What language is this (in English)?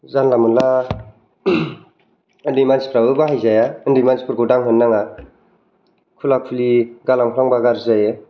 Bodo